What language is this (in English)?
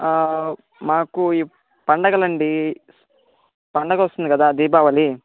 Telugu